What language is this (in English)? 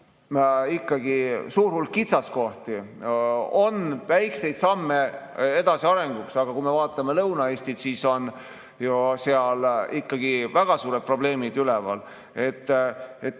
Estonian